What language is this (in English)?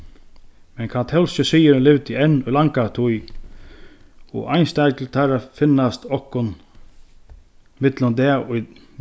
Faroese